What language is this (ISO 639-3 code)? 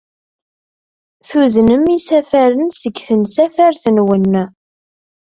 kab